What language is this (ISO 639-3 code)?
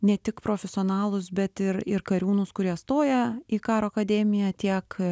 lit